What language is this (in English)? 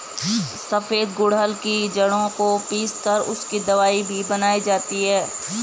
Hindi